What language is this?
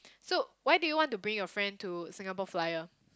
English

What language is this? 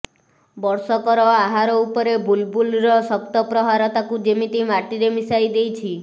Odia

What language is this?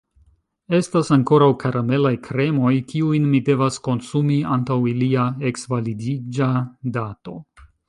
Esperanto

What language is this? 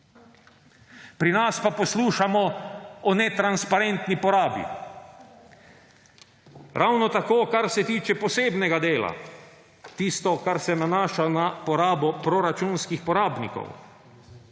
Slovenian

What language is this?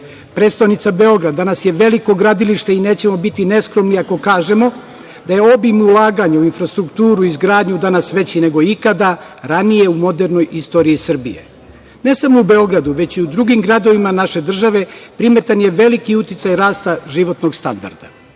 Serbian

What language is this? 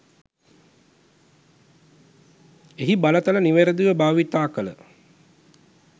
Sinhala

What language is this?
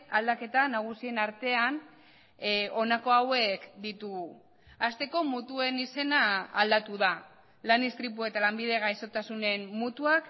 Basque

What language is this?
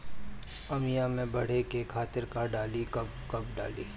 Bhojpuri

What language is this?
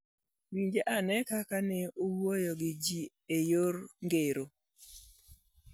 Luo (Kenya and Tanzania)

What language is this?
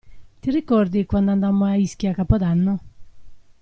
Italian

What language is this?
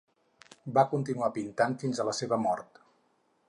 Catalan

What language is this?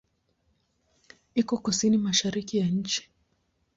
Swahili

